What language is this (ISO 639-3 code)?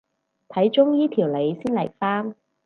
yue